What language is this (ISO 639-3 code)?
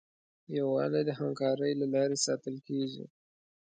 pus